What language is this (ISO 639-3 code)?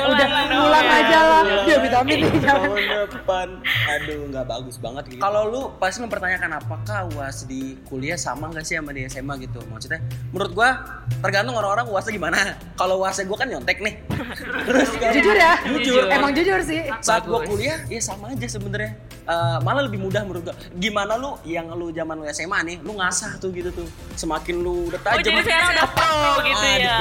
ind